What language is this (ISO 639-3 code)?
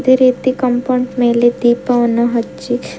kan